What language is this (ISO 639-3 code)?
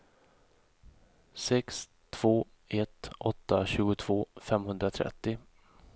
swe